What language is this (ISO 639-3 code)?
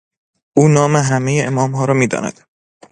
fas